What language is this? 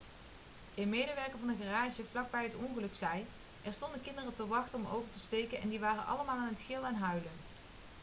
Dutch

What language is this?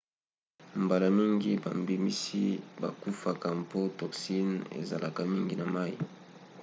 Lingala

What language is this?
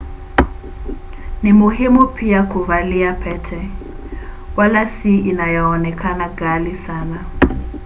Swahili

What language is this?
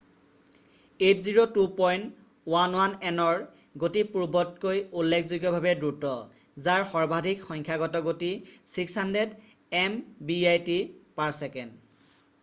Assamese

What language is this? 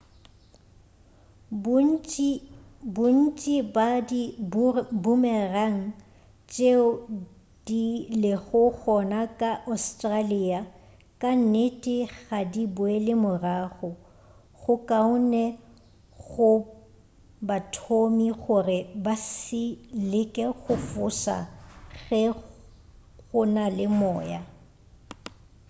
Northern Sotho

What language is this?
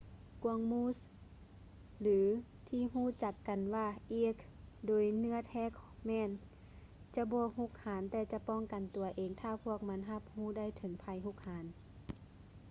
Lao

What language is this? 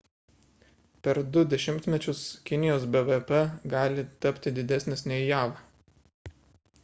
Lithuanian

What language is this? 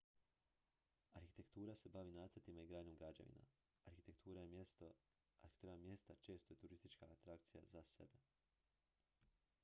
Croatian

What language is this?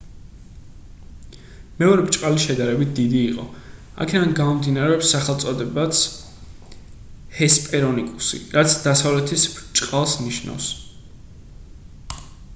Georgian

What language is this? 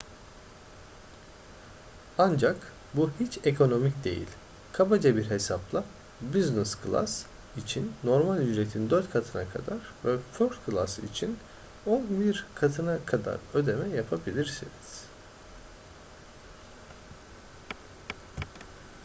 Turkish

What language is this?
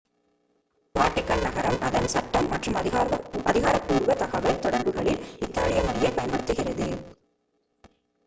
Tamil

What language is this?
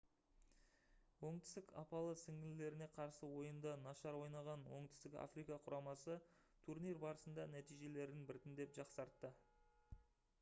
Kazakh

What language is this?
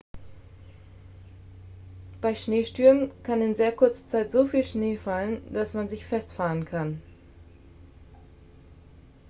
German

